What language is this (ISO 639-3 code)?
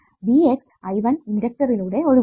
mal